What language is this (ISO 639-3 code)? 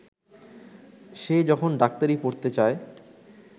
ben